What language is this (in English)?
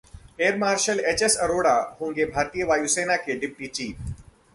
Hindi